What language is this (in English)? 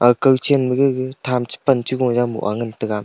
Wancho Naga